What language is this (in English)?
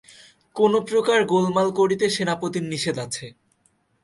Bangla